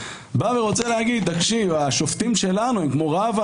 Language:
Hebrew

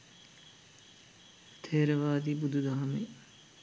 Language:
Sinhala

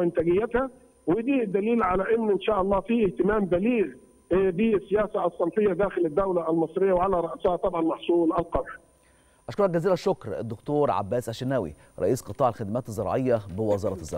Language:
Arabic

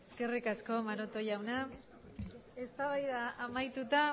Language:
Basque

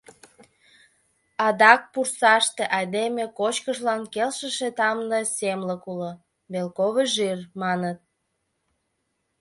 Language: Mari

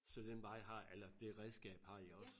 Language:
Danish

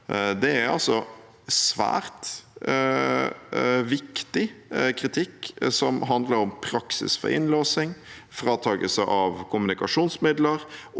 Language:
Norwegian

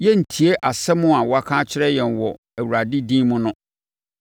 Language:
Akan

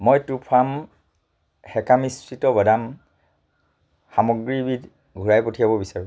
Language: Assamese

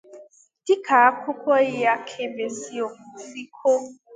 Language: Igbo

